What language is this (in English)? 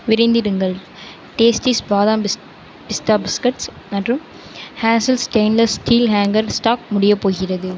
Tamil